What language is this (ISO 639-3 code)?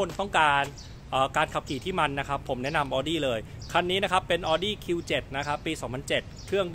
tha